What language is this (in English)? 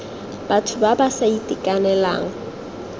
Tswana